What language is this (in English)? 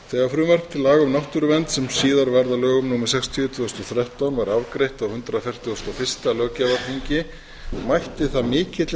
Icelandic